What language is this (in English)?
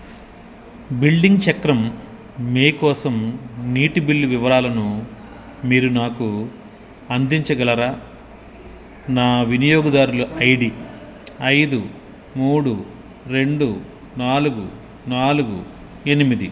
Telugu